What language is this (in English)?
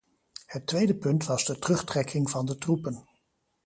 Dutch